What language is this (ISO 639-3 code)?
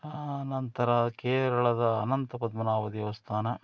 kan